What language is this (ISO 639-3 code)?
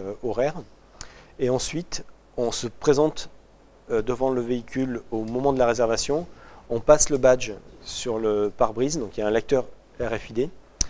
fra